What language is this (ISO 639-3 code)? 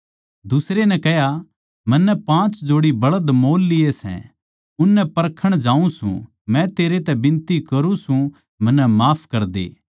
bgc